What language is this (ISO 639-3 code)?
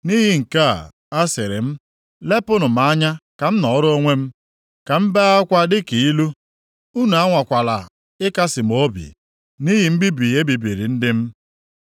ibo